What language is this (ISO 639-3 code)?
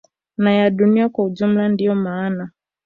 swa